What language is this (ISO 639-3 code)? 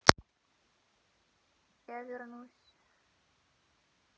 rus